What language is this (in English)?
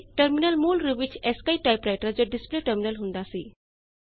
Punjabi